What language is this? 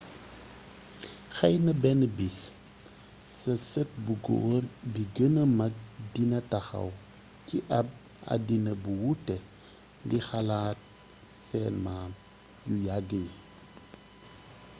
Wolof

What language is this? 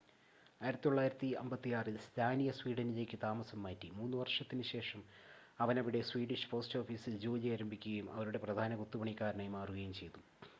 Malayalam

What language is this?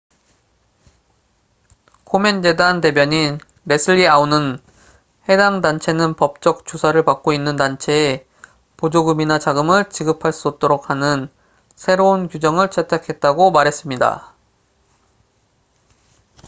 Korean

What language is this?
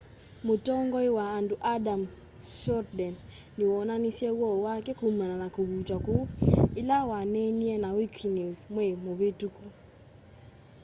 Kamba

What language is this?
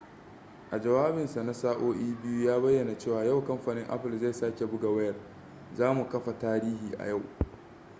Hausa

